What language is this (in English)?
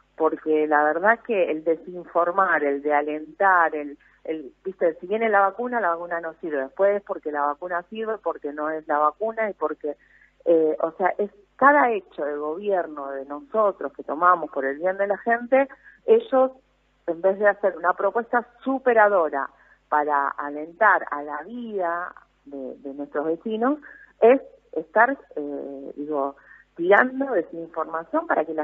Spanish